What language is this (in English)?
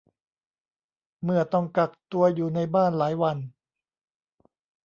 Thai